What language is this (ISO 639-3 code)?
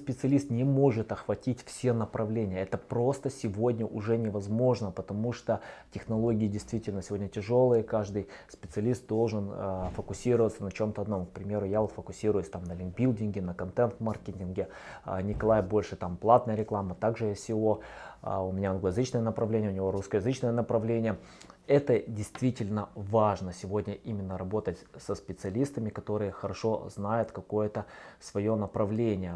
rus